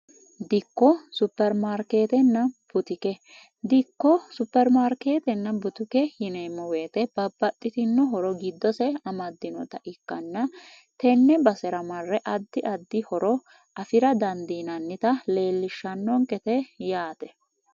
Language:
Sidamo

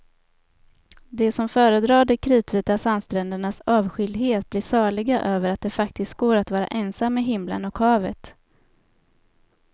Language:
Swedish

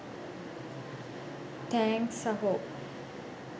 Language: Sinhala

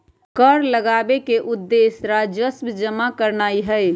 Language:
Magahi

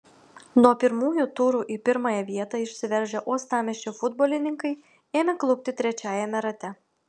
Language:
Lithuanian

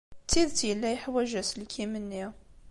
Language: Kabyle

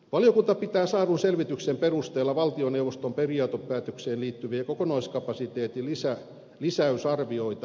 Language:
Finnish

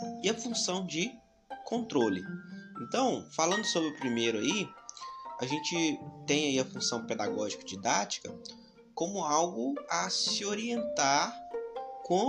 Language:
Portuguese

